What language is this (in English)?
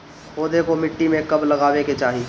Bhojpuri